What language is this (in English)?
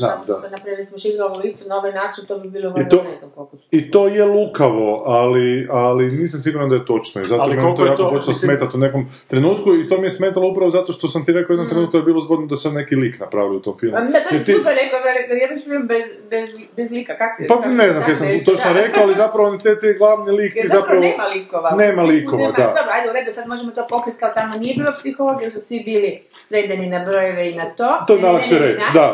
Croatian